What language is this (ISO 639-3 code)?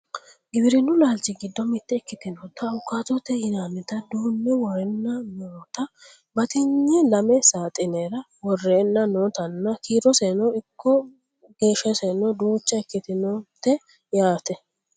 sid